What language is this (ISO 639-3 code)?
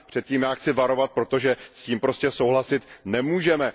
ces